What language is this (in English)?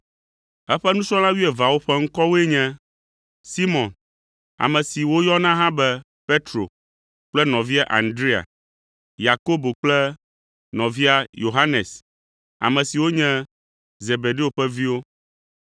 Ewe